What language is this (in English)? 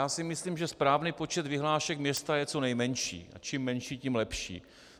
Czech